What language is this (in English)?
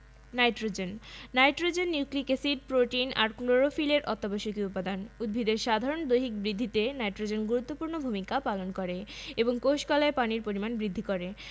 Bangla